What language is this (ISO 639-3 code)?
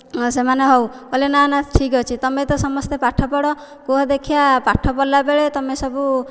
ori